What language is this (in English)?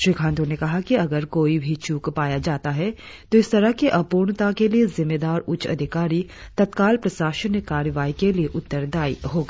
Hindi